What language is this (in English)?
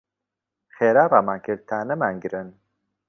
Central Kurdish